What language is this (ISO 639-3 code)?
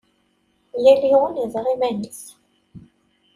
kab